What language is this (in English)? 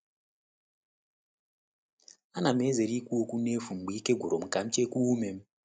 Igbo